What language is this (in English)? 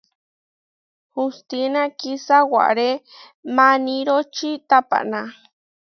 Huarijio